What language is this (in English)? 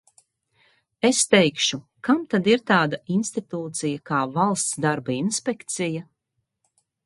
Latvian